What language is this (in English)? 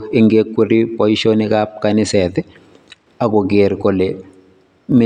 Kalenjin